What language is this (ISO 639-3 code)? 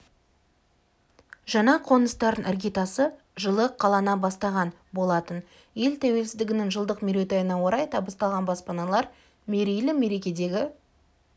kaz